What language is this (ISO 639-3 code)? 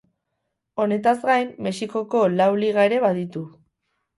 eus